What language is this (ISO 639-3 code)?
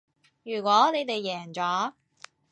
yue